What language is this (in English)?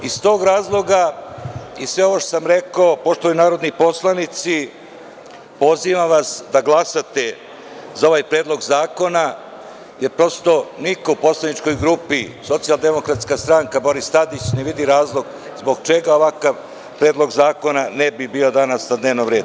Serbian